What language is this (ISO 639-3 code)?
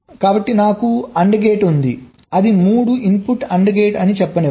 tel